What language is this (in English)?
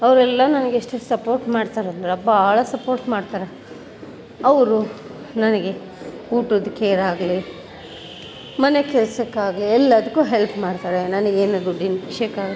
Kannada